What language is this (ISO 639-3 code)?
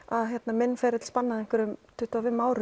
isl